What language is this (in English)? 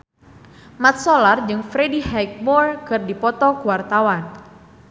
Sundanese